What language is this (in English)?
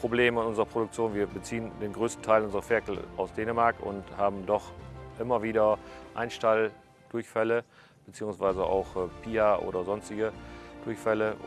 German